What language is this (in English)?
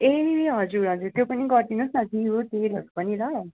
Nepali